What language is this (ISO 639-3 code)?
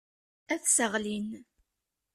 kab